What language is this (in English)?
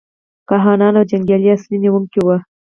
Pashto